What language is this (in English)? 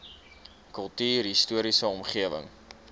Afrikaans